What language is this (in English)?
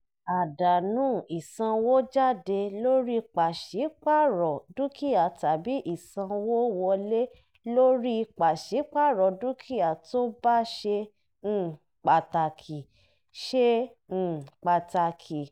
Yoruba